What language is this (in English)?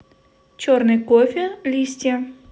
Russian